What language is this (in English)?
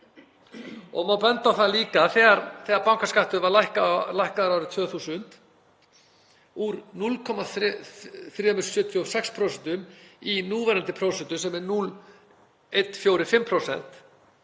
Icelandic